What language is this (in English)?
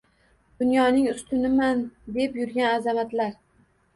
Uzbek